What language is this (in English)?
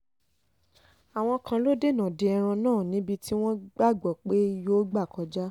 Yoruba